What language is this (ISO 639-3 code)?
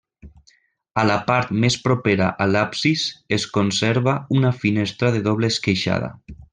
cat